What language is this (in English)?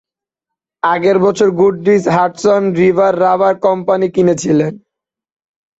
Bangla